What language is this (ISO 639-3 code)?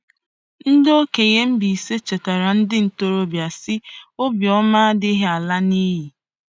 ibo